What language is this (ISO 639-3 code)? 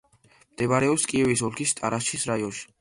kat